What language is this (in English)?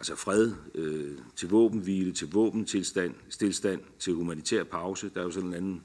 Danish